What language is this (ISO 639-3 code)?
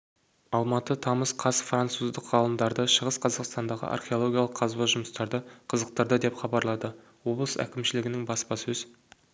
kaz